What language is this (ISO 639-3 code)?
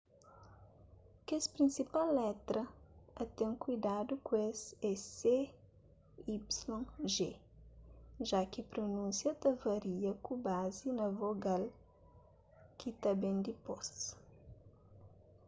kea